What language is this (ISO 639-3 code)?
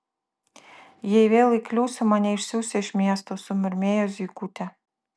lit